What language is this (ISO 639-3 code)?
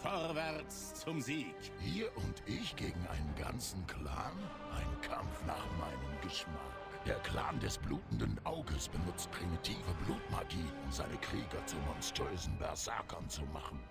deu